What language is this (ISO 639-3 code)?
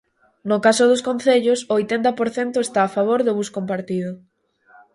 glg